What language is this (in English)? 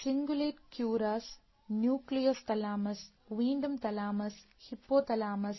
Malayalam